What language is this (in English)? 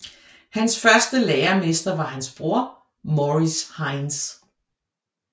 Danish